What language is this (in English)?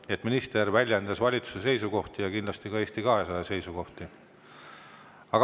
Estonian